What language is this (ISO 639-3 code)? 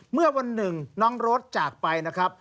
tha